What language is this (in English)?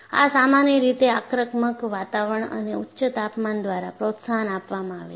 Gujarati